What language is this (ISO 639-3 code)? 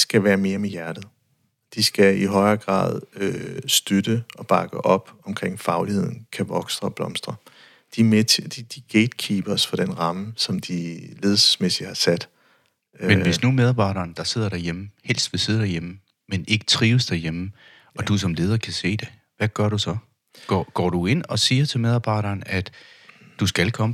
dan